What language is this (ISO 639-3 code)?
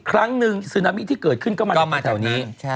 tha